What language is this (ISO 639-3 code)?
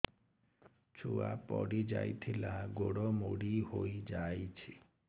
ori